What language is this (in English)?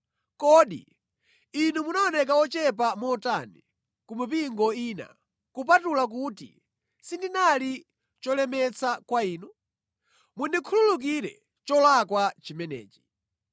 Nyanja